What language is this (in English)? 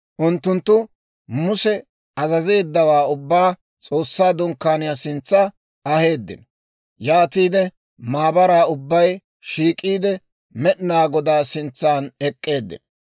Dawro